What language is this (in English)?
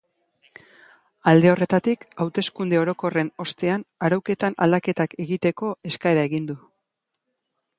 Basque